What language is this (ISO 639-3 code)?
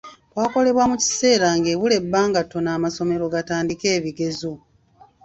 lug